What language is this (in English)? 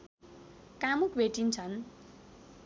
Nepali